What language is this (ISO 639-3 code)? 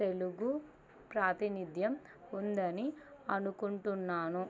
tel